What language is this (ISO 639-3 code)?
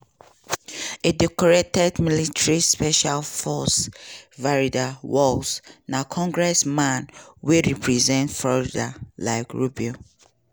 pcm